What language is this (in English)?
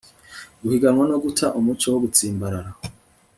Kinyarwanda